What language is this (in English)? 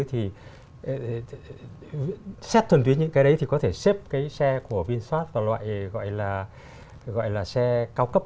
Vietnamese